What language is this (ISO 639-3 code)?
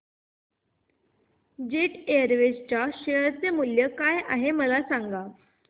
mar